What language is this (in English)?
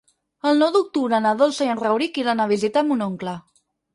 Catalan